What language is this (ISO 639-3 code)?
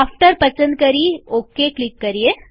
guj